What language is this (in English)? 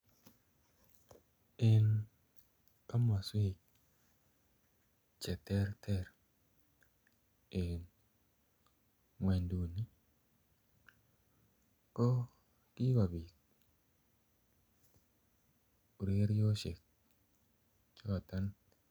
Kalenjin